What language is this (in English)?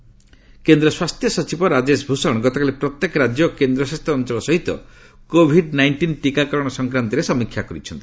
Odia